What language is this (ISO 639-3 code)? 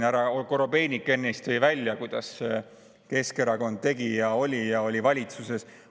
est